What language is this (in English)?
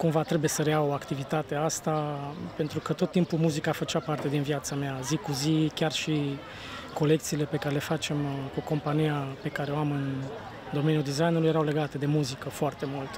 Romanian